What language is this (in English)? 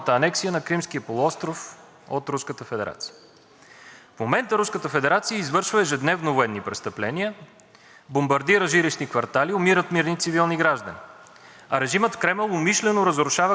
Bulgarian